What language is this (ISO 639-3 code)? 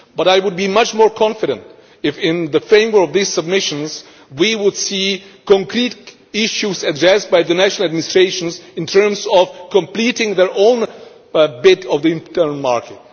eng